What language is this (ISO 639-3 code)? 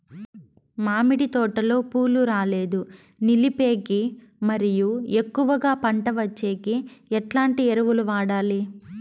tel